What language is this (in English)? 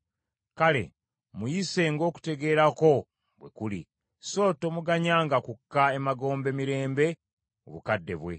Ganda